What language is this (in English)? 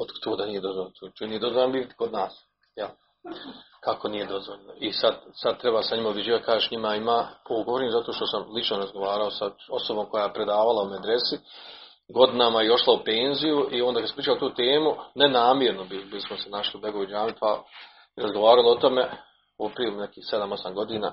Croatian